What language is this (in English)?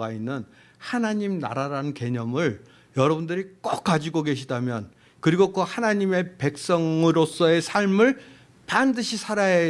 Korean